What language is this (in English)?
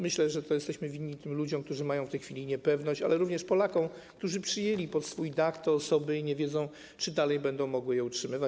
Polish